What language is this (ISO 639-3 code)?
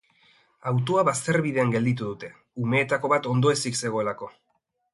eus